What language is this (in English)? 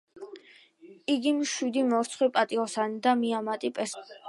Georgian